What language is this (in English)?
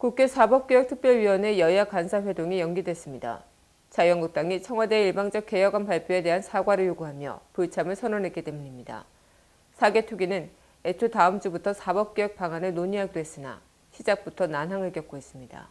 Korean